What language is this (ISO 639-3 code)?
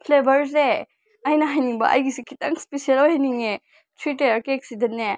mni